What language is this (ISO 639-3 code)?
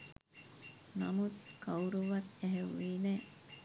sin